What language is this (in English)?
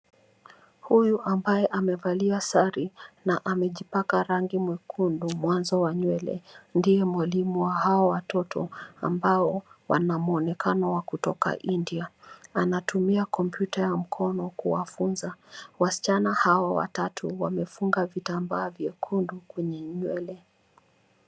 Swahili